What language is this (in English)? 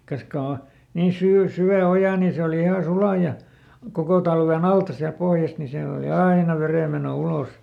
Finnish